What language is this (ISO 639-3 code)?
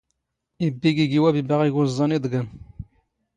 zgh